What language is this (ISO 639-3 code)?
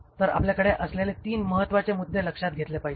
mar